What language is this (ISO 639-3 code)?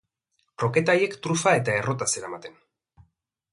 eus